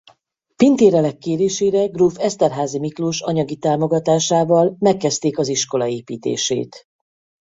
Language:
Hungarian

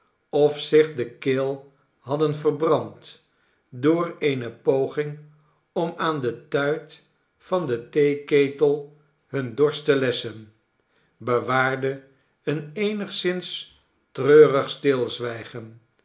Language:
Dutch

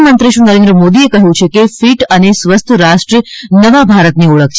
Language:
Gujarati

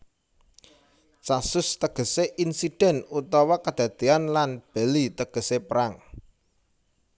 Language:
Javanese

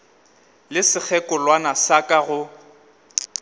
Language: Northern Sotho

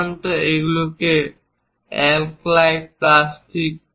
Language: Bangla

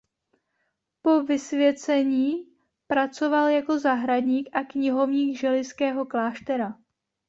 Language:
Czech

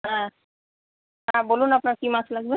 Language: Bangla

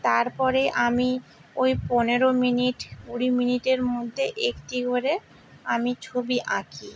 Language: Bangla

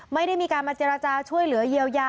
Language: Thai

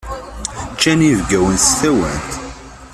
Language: Kabyle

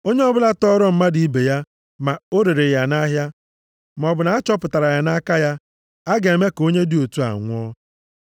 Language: Igbo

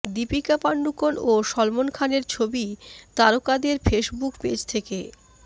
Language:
Bangla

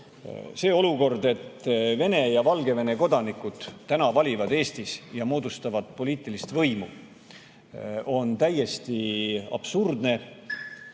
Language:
Estonian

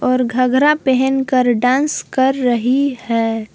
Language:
Hindi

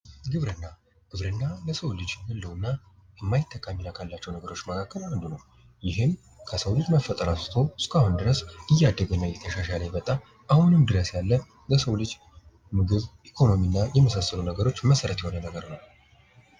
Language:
Amharic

